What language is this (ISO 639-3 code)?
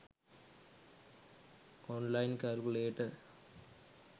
sin